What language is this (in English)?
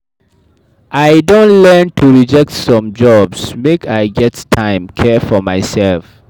Nigerian Pidgin